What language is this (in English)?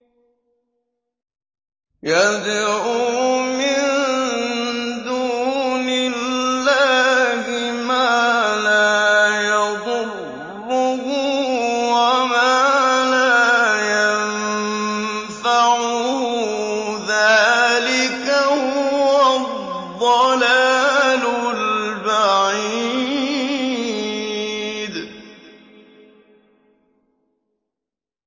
Arabic